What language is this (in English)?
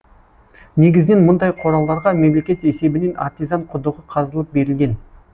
Kazakh